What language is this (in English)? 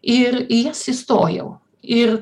Lithuanian